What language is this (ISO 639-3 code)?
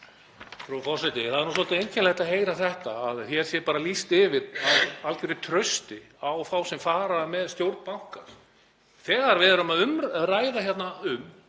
isl